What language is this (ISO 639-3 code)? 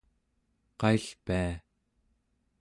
esu